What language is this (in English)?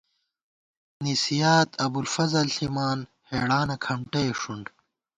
Gawar-Bati